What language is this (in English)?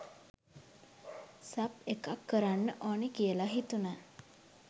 Sinhala